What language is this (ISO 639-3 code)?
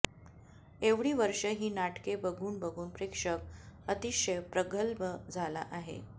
mar